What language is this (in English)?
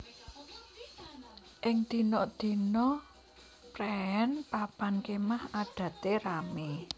Javanese